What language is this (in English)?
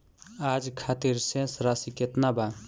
Bhojpuri